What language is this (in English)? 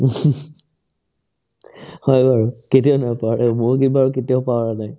Assamese